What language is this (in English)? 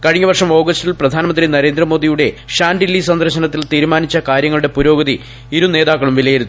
Malayalam